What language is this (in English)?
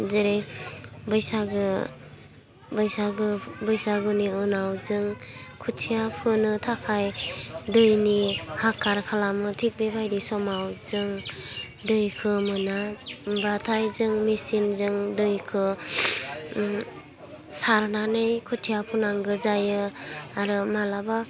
Bodo